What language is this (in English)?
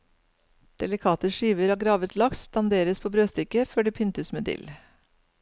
Norwegian